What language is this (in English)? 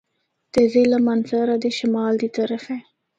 Northern Hindko